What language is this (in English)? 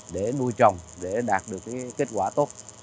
Vietnamese